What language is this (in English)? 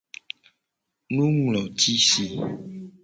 Gen